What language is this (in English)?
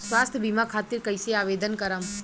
Bhojpuri